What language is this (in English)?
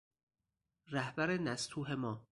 Persian